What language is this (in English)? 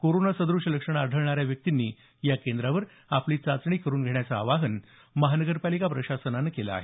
Marathi